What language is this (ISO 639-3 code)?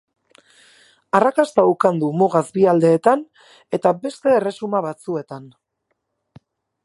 eus